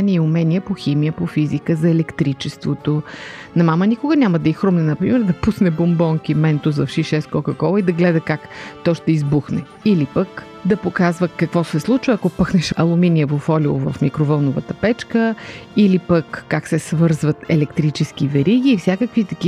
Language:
Bulgarian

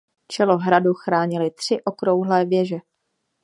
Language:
Czech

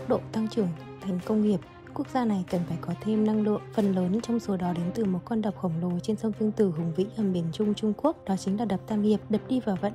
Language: Vietnamese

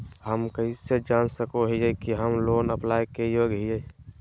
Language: Magahi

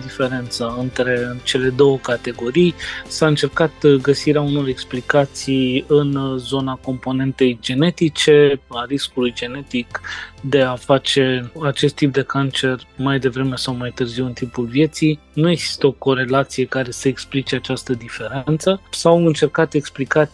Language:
Romanian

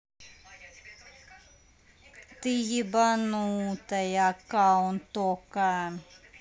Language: Russian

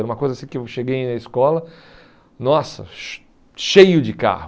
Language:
Portuguese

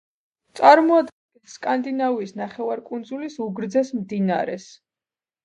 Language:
Georgian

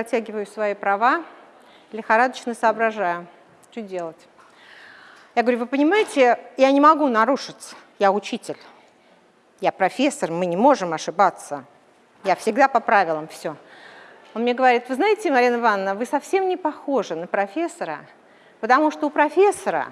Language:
Russian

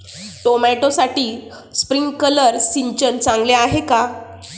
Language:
Marathi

